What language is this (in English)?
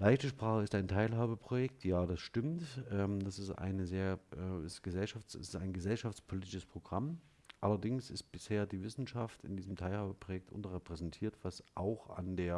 German